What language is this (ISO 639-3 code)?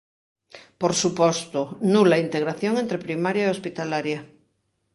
glg